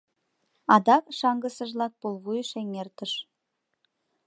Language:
Mari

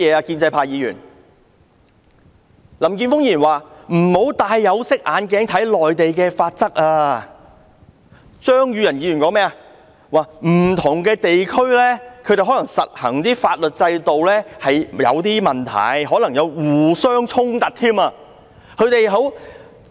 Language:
Cantonese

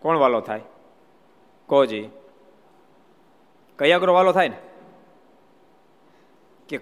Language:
Gujarati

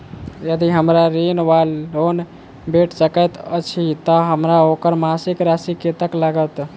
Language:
Maithili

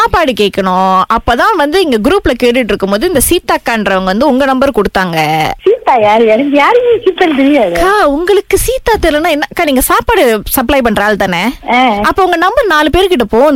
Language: Tamil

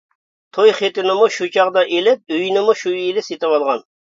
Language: Uyghur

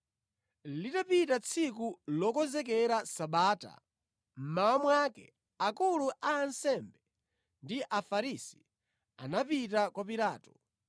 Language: Nyanja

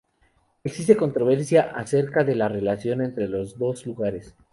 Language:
Spanish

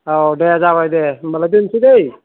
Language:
Bodo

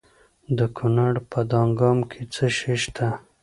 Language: Pashto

